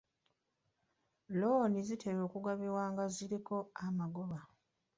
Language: Ganda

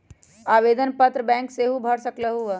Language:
Magahi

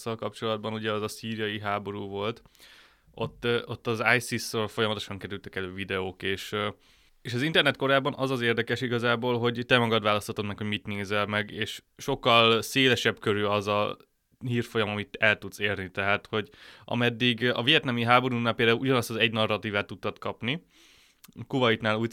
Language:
Hungarian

